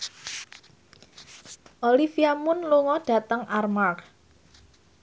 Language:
Javanese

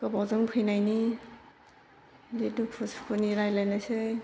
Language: Bodo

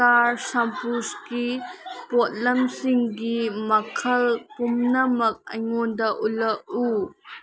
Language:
Manipuri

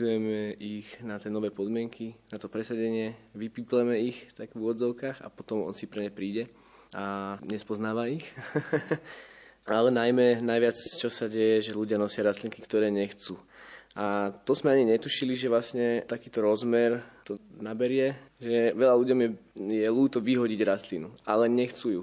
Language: Slovak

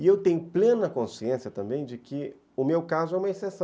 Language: Portuguese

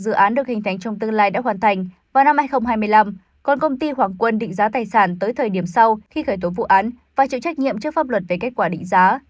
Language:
Vietnamese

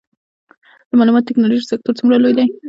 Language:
Pashto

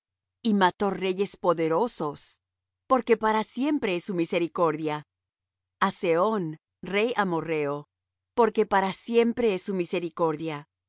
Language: Spanish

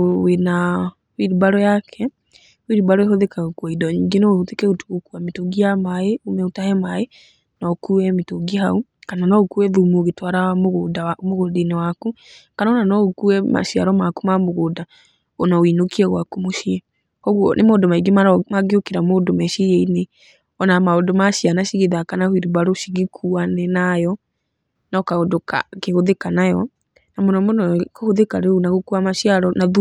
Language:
Kikuyu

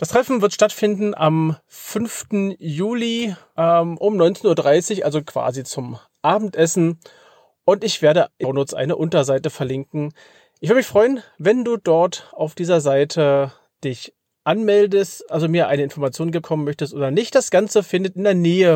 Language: German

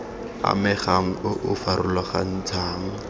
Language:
Tswana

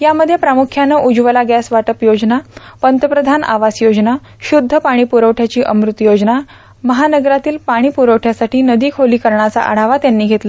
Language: Marathi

